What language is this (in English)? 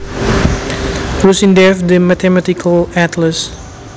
Javanese